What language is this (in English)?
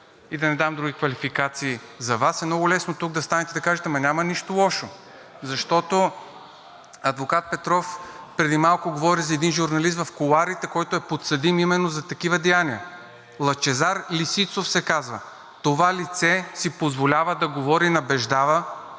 Bulgarian